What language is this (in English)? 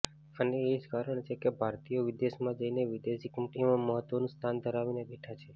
Gujarati